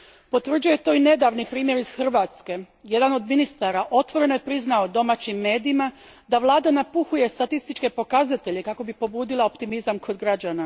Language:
Croatian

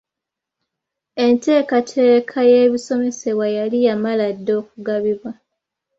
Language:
Ganda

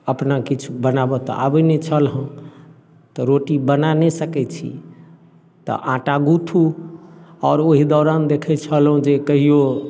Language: Maithili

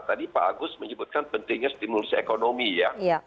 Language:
Indonesian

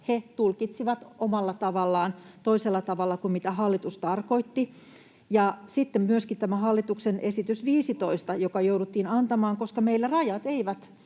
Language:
Finnish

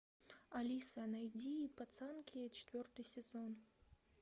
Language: Russian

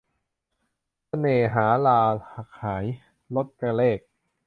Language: Thai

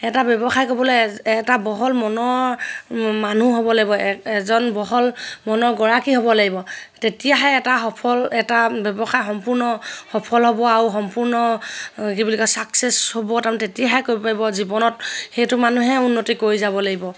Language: Assamese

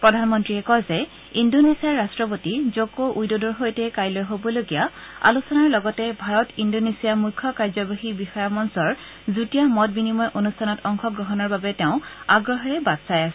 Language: Assamese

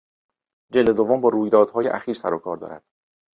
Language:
Persian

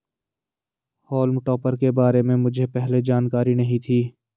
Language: Hindi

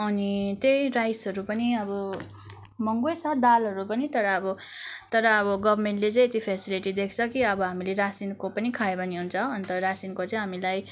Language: Nepali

